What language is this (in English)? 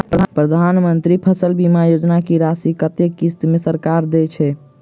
Maithili